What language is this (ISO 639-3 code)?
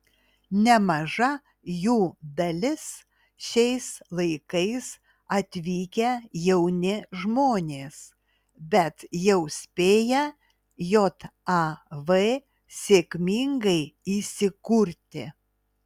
lit